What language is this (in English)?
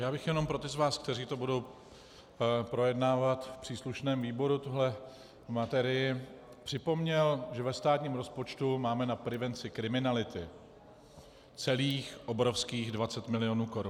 Czech